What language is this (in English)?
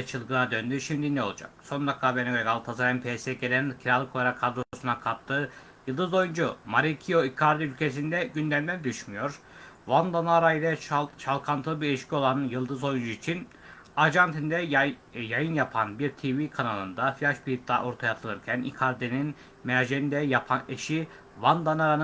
Turkish